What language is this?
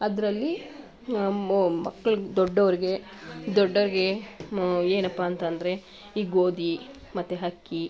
Kannada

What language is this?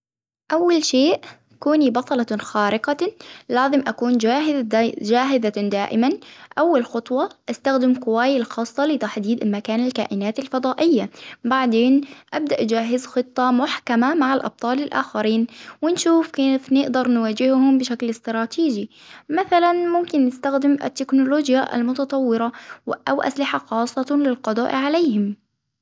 Hijazi Arabic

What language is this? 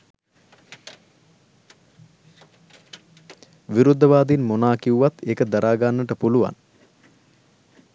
Sinhala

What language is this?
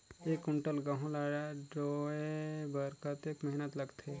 Chhattisgarhi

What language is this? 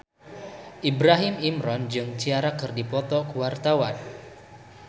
Sundanese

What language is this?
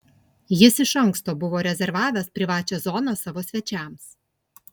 Lithuanian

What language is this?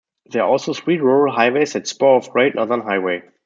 English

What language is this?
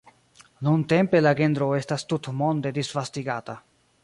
Esperanto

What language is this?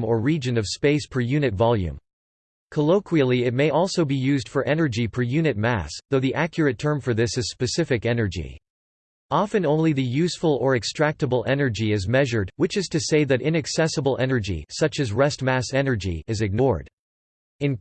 English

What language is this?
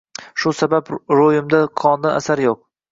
Uzbek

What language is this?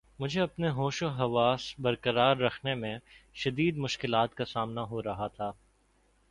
Urdu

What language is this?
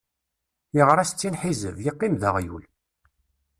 Kabyle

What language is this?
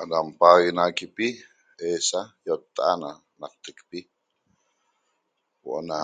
Toba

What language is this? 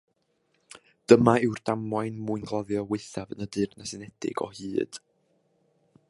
Welsh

